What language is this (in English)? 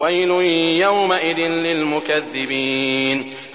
Arabic